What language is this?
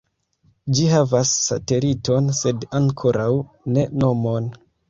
Esperanto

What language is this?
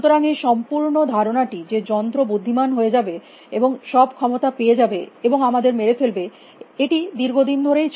Bangla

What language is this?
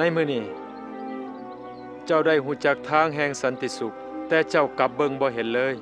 Thai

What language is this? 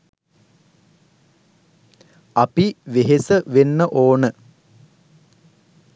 Sinhala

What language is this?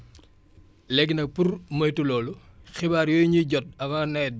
Wolof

